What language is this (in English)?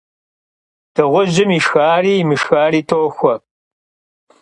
Kabardian